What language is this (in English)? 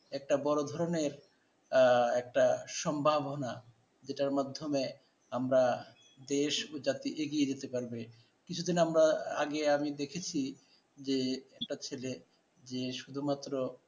Bangla